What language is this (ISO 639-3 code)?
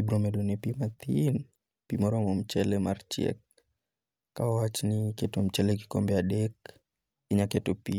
luo